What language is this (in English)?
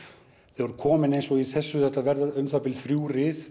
Icelandic